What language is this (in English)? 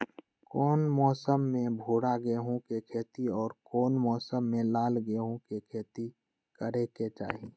Magahi